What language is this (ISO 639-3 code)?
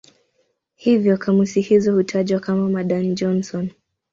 swa